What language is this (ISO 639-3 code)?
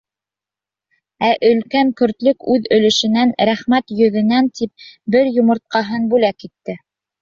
bak